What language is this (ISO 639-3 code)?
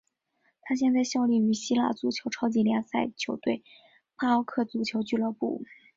zho